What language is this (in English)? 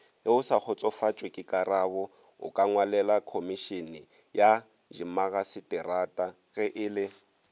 Northern Sotho